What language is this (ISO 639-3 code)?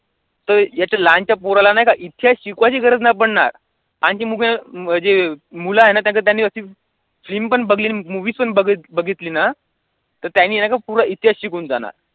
mar